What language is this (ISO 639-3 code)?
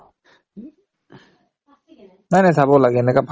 asm